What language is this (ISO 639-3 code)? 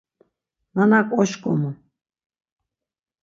lzz